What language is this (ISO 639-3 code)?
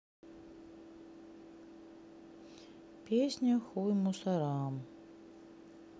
rus